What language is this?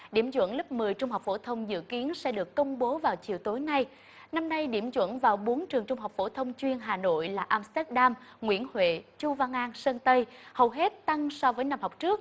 Vietnamese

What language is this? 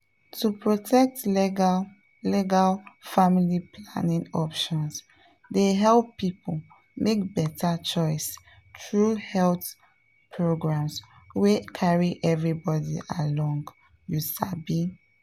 Nigerian Pidgin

